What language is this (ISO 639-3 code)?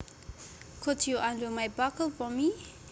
jav